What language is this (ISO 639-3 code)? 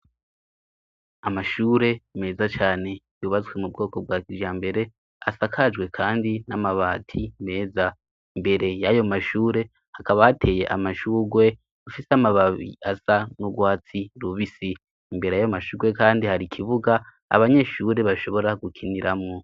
run